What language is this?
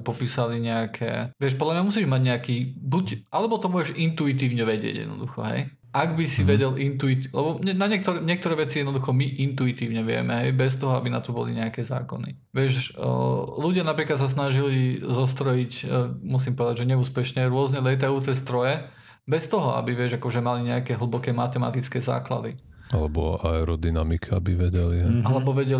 Slovak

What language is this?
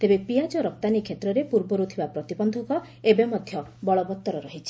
Odia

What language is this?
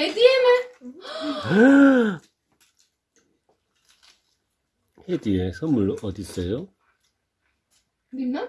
Turkish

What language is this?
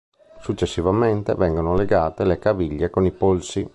Italian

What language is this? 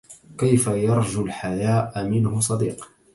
Arabic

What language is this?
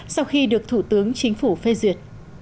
Vietnamese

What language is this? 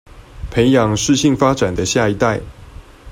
Chinese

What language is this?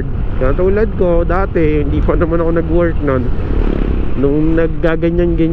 Filipino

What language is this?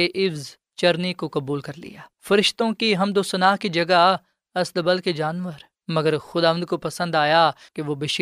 Urdu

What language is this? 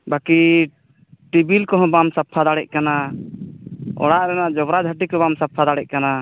Santali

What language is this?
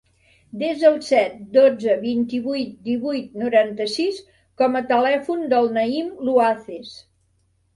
Catalan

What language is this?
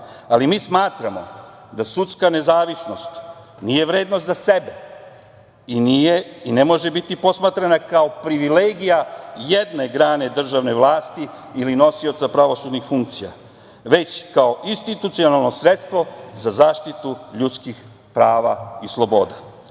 Serbian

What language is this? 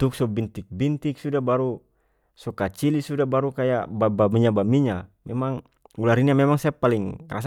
North Moluccan Malay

